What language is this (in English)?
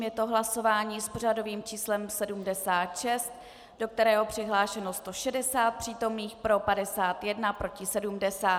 Czech